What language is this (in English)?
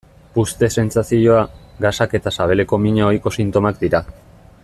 Basque